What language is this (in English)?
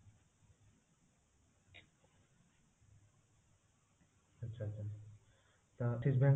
Odia